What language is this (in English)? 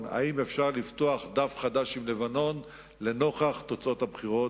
Hebrew